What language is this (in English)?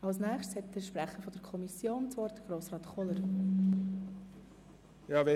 Swiss German